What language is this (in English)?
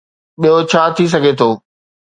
Sindhi